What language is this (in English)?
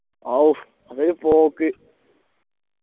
Malayalam